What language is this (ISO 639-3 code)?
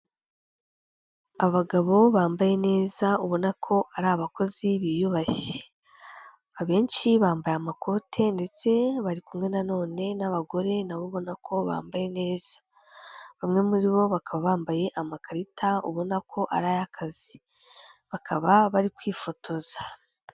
kin